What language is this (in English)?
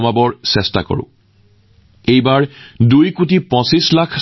Assamese